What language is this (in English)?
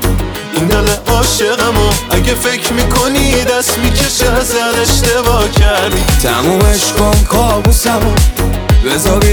Persian